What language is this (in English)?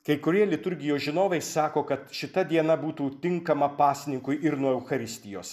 Lithuanian